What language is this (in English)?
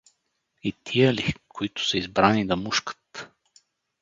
Bulgarian